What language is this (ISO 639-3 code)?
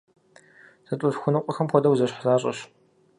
kbd